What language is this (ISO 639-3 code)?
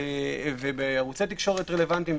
heb